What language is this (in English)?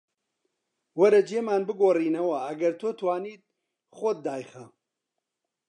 Central Kurdish